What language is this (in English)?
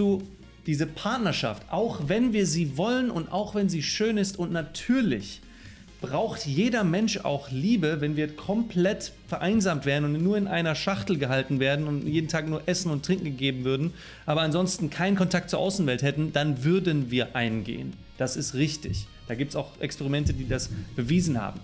German